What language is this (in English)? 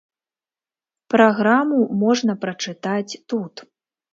Belarusian